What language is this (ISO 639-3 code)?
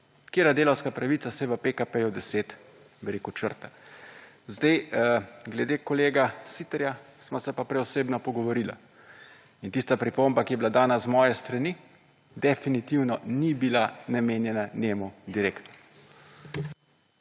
slv